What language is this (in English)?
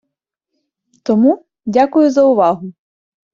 Ukrainian